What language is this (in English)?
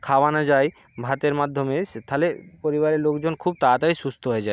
Bangla